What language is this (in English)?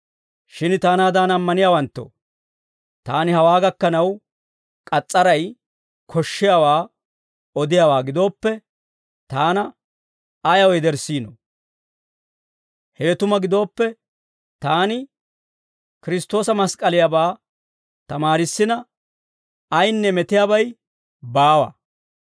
Dawro